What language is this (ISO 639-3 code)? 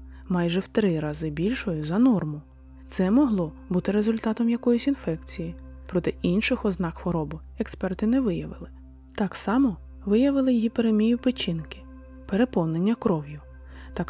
ukr